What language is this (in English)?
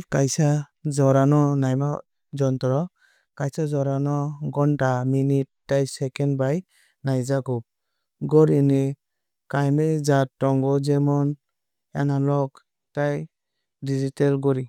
Kok Borok